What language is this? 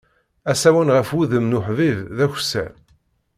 Kabyle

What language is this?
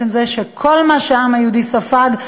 Hebrew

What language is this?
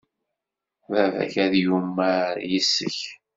Kabyle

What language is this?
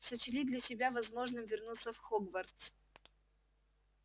Russian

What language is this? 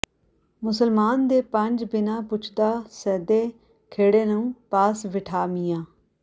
Punjabi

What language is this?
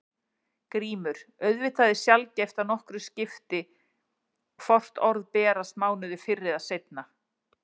Icelandic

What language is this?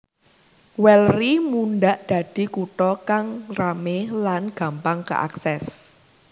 Javanese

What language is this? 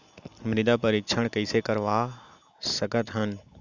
Chhattisgarhi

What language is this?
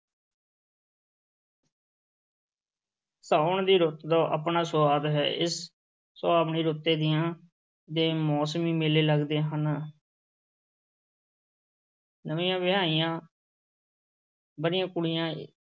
Punjabi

